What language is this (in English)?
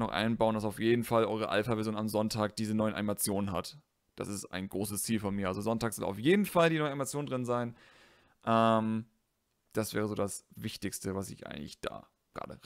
German